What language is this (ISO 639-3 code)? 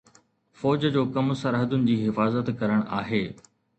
snd